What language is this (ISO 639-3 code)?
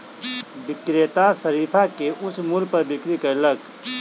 mai